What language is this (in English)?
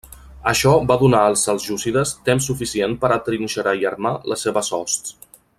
Catalan